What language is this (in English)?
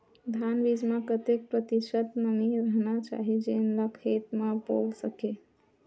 Chhattisgarhi